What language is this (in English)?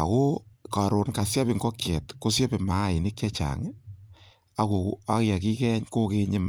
Kalenjin